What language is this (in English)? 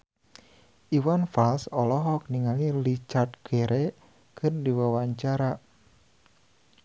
Sundanese